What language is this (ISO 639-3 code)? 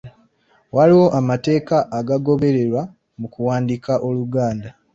lug